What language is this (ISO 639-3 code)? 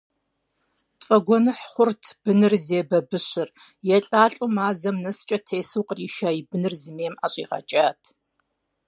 kbd